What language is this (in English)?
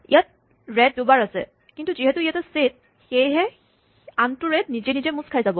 Assamese